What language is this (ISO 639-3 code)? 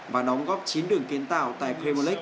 vie